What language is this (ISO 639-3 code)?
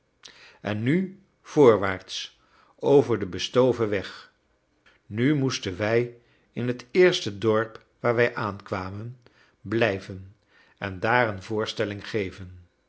nld